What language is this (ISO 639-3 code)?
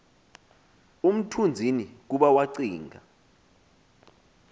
xho